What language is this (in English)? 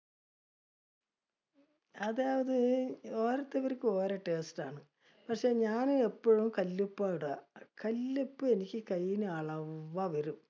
Malayalam